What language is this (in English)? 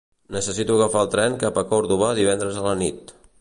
Catalan